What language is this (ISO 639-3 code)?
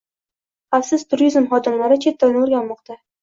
uzb